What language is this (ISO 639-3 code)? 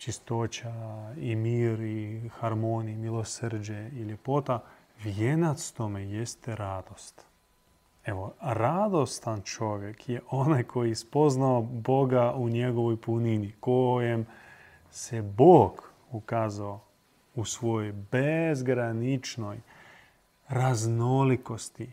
hrv